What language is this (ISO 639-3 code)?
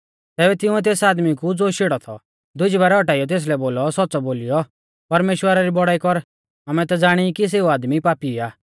bfz